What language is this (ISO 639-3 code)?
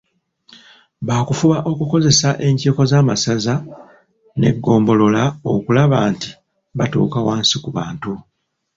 lug